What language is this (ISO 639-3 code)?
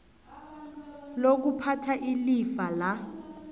nbl